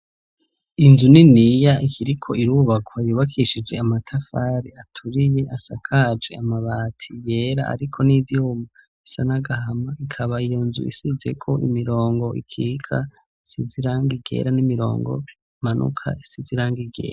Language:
Rundi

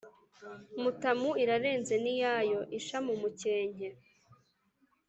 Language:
Kinyarwanda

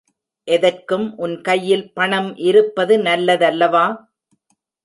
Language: Tamil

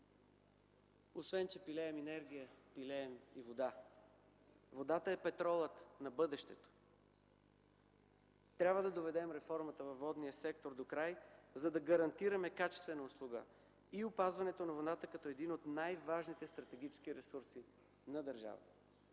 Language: Bulgarian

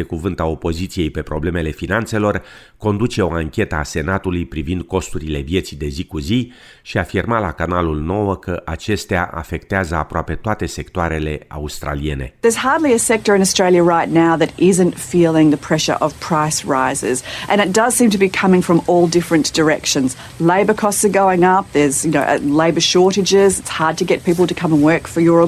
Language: Romanian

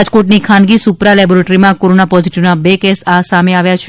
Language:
Gujarati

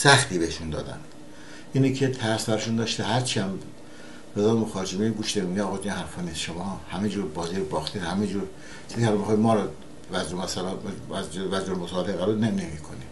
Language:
Persian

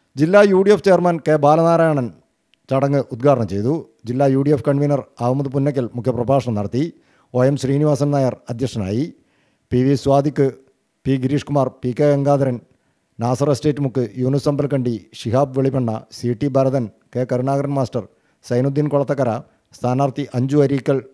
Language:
Malayalam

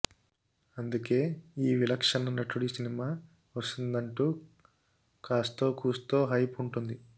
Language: Telugu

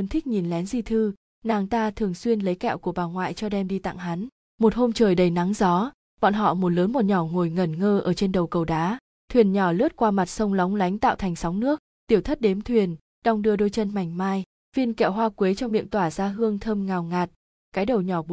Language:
Vietnamese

